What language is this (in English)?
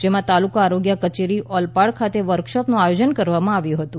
Gujarati